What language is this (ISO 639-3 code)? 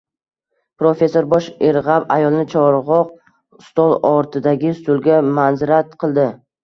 uzb